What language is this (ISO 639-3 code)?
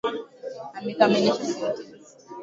swa